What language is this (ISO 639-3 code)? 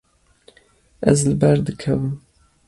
kur